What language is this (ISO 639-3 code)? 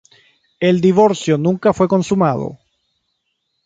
spa